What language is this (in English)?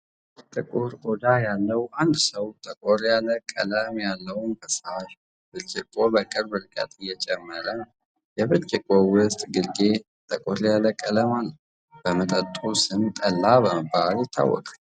Amharic